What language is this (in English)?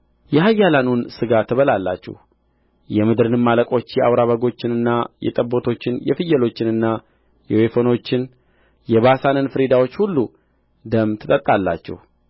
Amharic